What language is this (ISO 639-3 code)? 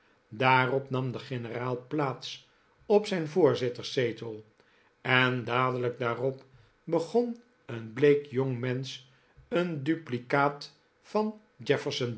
nld